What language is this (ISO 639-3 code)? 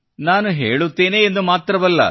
kan